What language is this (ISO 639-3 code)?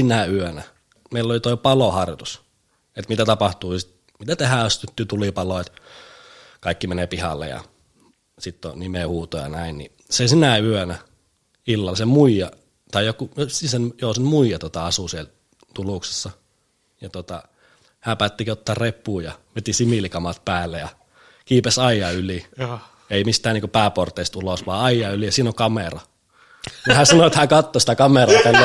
fin